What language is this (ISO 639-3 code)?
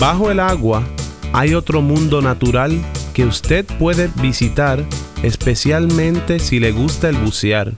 spa